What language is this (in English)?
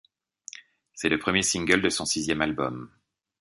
French